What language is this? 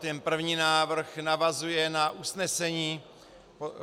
Czech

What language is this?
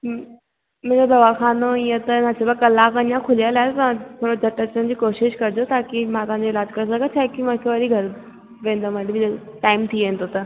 Sindhi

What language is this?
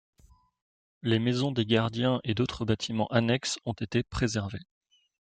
French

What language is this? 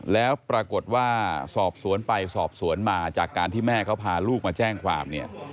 Thai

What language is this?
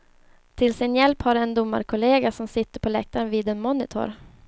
Swedish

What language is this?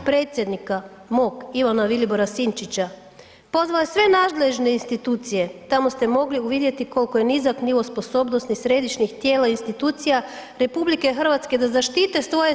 Croatian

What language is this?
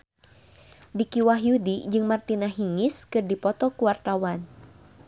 Sundanese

